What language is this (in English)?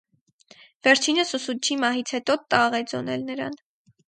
Armenian